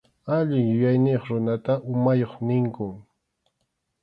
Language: Arequipa-La Unión Quechua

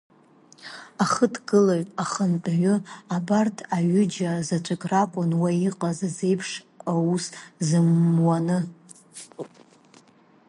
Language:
Abkhazian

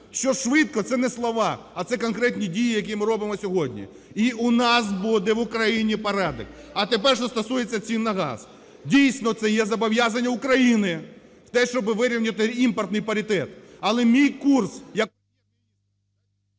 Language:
Ukrainian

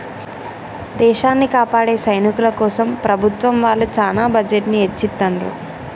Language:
Telugu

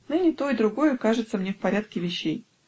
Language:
Russian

